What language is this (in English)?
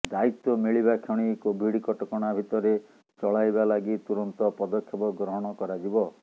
Odia